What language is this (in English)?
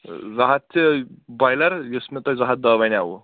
Kashmiri